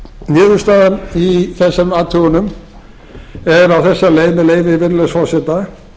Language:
Icelandic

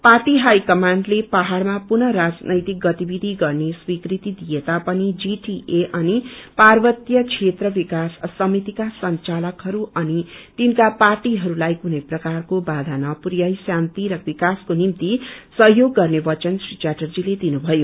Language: Nepali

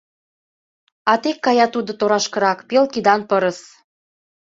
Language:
Mari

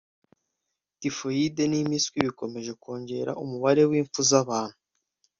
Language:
Kinyarwanda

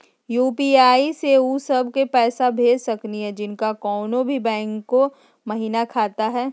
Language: Magahi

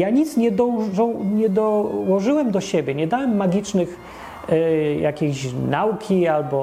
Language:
Polish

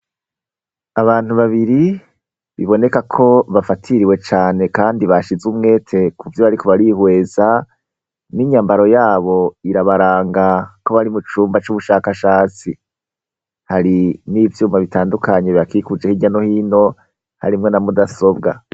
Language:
Rundi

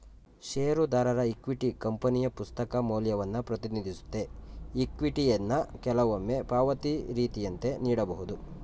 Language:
Kannada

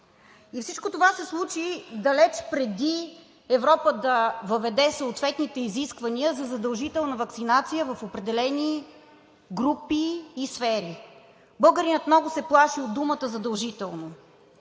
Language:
Bulgarian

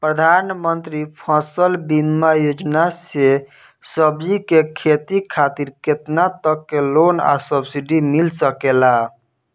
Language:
Bhojpuri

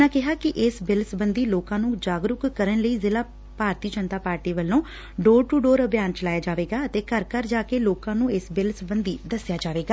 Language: Punjabi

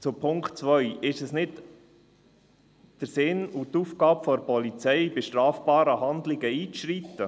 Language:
Swiss German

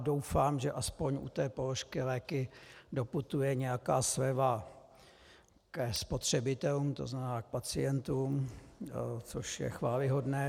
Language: Czech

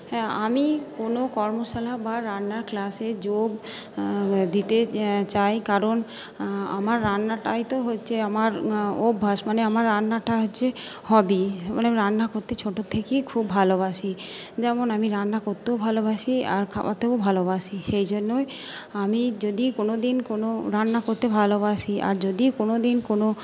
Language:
Bangla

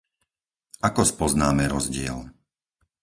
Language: Slovak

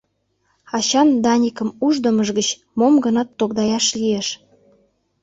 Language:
Mari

